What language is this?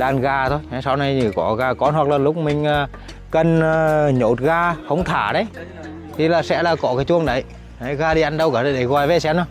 Vietnamese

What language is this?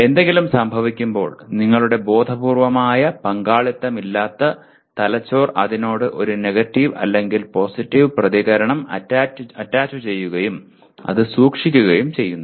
Malayalam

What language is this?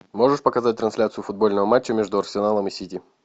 Russian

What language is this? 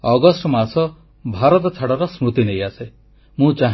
Odia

